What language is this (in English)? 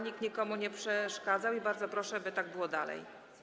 Polish